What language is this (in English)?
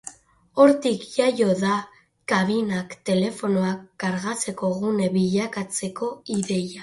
Basque